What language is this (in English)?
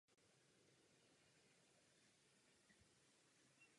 Czech